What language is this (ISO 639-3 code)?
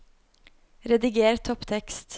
nor